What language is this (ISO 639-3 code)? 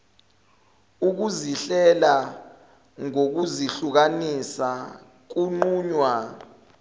zul